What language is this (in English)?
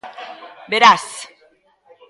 Galician